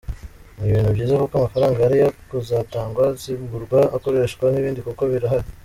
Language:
Kinyarwanda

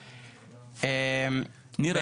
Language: Hebrew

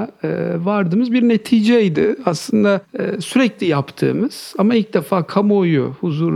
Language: Turkish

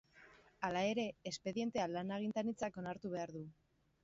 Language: Basque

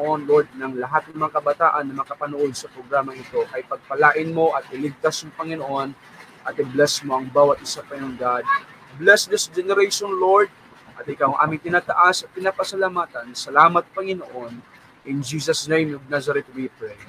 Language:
Filipino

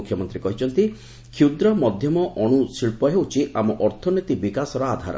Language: Odia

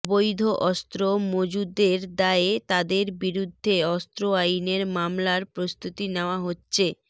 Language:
Bangla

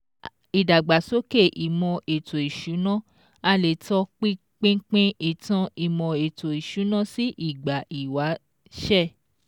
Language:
Yoruba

